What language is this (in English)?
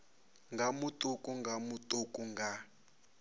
Venda